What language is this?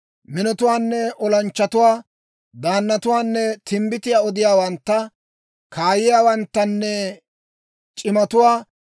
Dawro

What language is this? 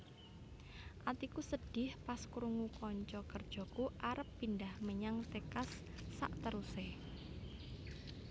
Javanese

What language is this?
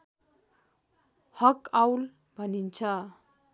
Nepali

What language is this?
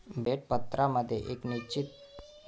Marathi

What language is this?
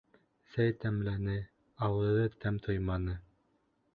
Bashkir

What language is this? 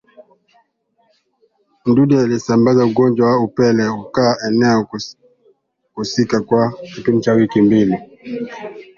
Swahili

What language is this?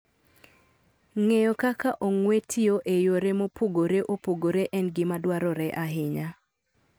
Luo (Kenya and Tanzania)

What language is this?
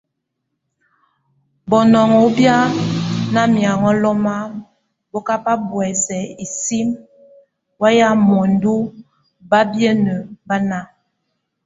Tunen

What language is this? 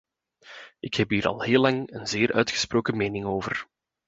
Dutch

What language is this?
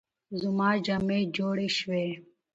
Pashto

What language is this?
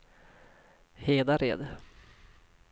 Swedish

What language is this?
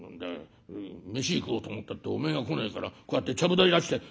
Japanese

